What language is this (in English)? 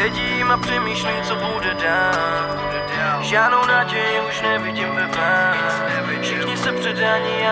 Czech